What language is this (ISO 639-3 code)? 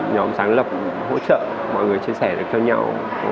vie